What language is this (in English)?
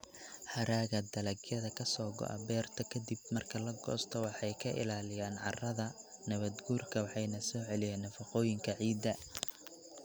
Somali